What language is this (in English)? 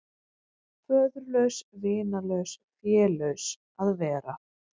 Icelandic